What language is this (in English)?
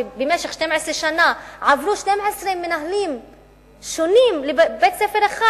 Hebrew